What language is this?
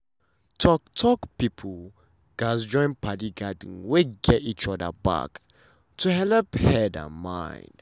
Nigerian Pidgin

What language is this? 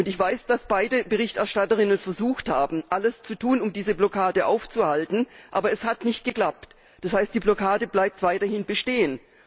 German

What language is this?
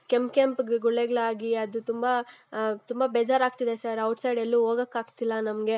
Kannada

